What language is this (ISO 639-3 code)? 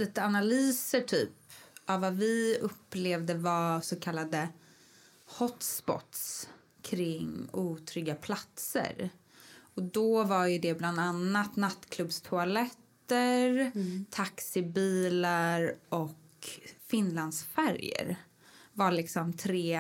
swe